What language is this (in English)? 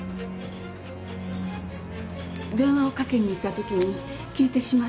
Japanese